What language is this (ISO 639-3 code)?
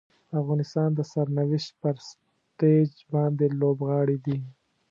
pus